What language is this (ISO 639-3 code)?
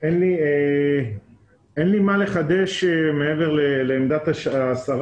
heb